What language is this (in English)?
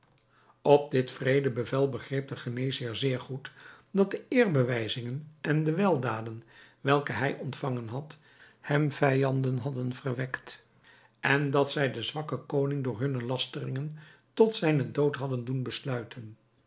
Dutch